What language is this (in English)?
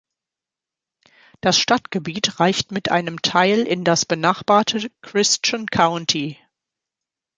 German